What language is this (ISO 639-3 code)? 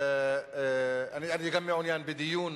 heb